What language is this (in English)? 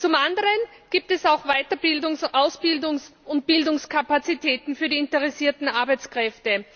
German